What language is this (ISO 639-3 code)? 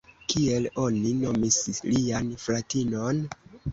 epo